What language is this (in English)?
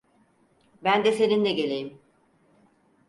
Turkish